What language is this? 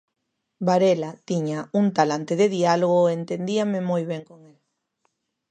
Galician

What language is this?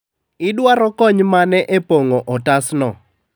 Luo (Kenya and Tanzania)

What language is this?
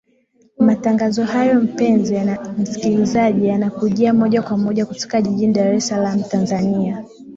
Swahili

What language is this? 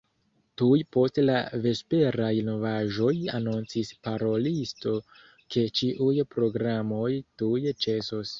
Esperanto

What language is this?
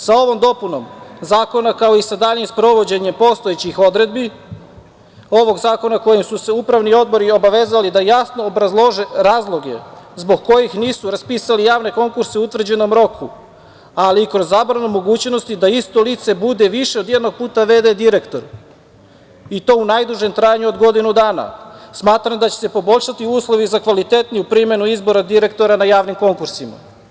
Serbian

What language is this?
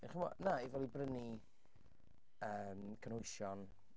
Welsh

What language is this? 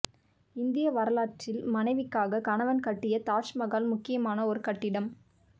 Tamil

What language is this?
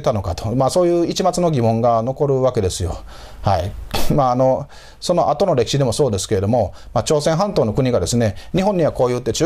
Japanese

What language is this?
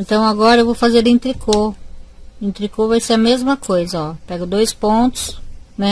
Portuguese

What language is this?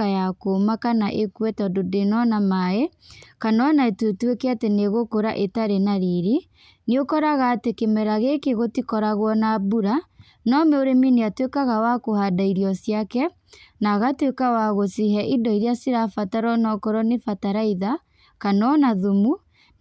Kikuyu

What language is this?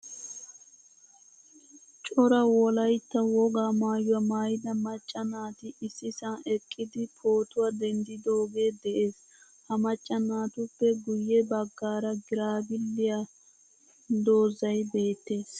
Wolaytta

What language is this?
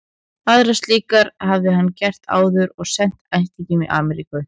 Icelandic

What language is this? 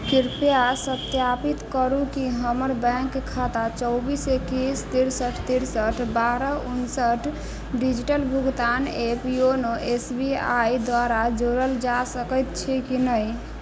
Maithili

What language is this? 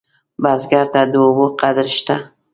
Pashto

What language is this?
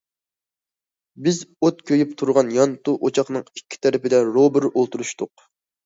Uyghur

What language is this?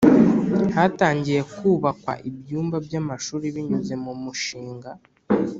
Kinyarwanda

